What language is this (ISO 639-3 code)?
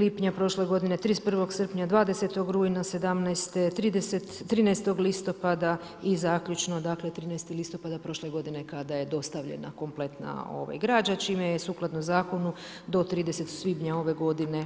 hrv